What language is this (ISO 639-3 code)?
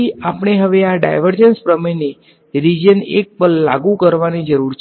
guj